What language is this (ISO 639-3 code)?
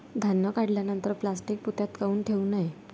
mar